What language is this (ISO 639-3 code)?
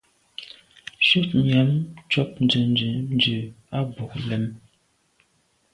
byv